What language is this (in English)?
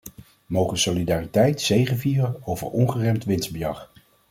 Dutch